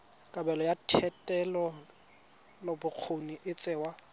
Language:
Tswana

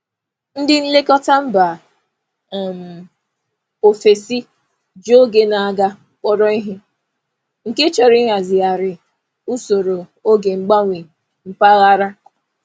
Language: Igbo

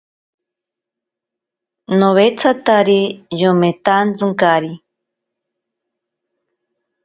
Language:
Ashéninka Perené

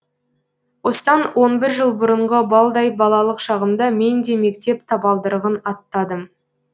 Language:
Kazakh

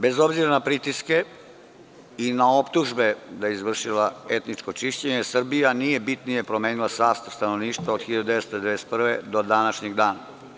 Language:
Serbian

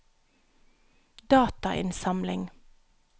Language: Norwegian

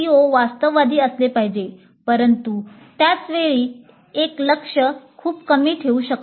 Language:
Marathi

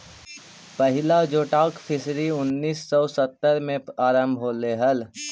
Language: Magahi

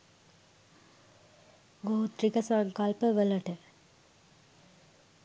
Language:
Sinhala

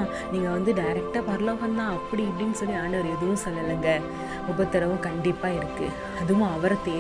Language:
Arabic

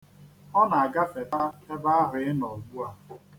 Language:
Igbo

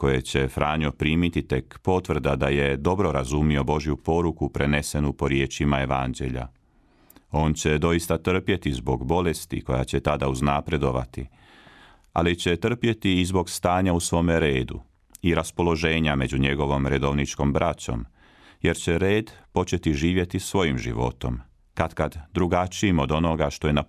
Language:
Croatian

